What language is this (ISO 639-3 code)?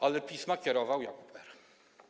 pol